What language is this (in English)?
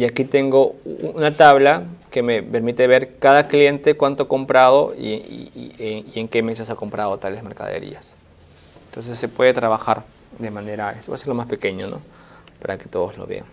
Spanish